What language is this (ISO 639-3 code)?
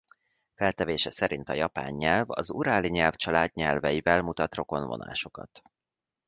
hun